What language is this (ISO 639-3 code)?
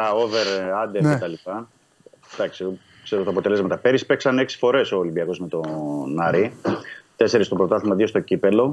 ell